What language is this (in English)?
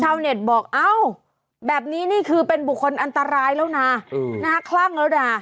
Thai